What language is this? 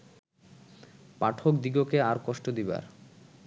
Bangla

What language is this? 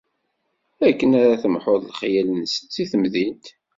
Kabyle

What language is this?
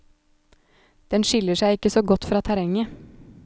Norwegian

